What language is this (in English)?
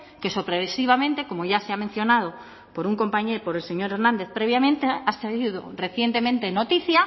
Spanish